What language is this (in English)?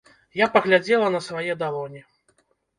Belarusian